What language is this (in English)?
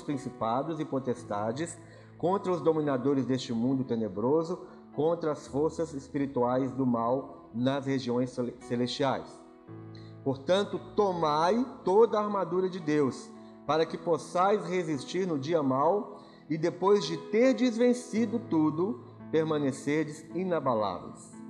Portuguese